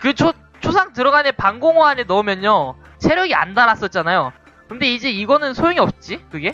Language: Korean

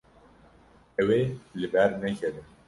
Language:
Kurdish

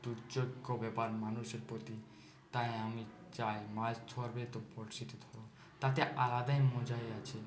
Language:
Bangla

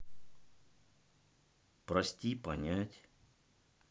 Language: Russian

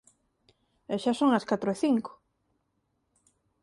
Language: Galician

